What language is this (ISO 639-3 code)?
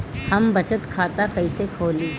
bho